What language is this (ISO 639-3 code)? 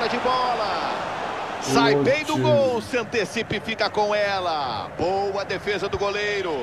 por